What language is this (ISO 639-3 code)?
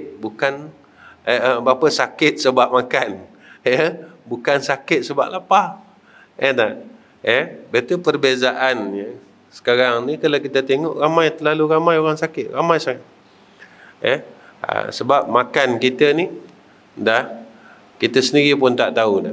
msa